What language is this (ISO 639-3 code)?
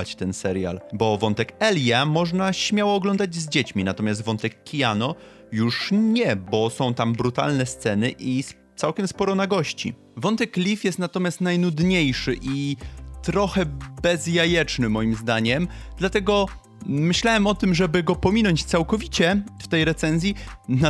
pol